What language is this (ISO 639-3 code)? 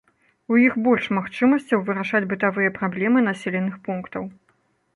bel